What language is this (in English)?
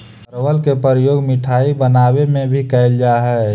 Magahi